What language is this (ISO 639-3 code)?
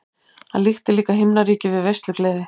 isl